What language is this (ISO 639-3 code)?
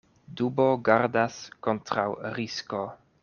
epo